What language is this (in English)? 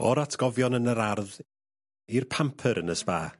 Welsh